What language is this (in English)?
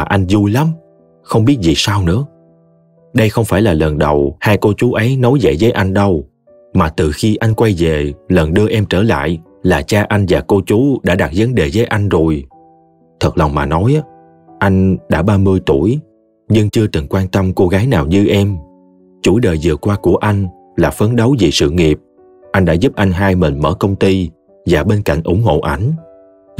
Vietnamese